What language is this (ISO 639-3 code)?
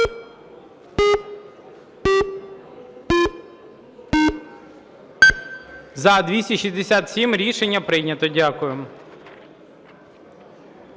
ukr